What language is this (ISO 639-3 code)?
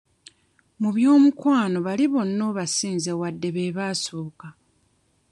lug